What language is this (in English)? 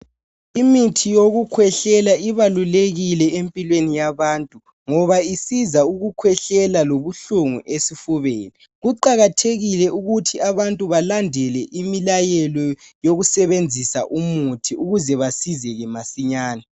North Ndebele